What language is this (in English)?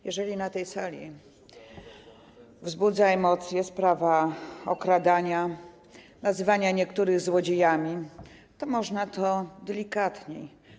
Polish